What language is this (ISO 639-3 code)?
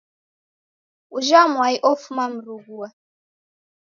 dav